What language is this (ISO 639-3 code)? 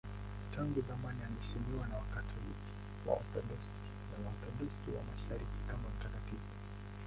swa